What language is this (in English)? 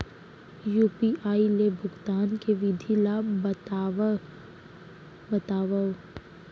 Chhattisgarhi